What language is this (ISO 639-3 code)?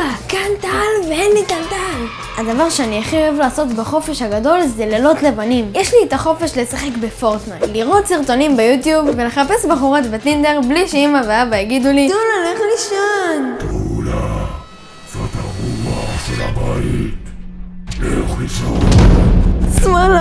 heb